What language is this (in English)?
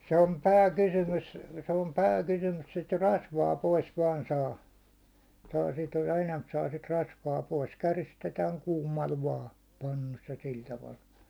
Finnish